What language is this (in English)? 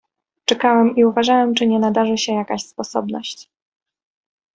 Polish